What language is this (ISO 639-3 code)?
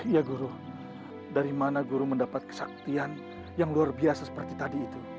ind